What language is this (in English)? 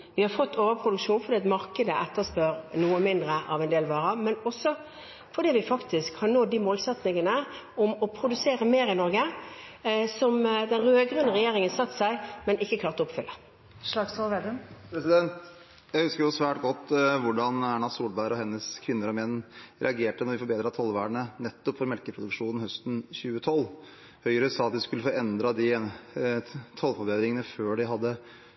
Norwegian